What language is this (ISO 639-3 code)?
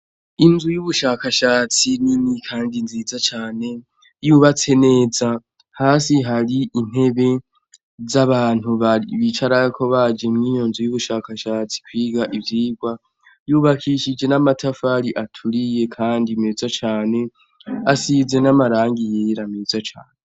run